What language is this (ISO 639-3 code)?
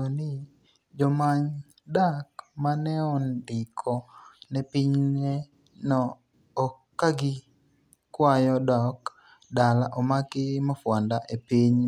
luo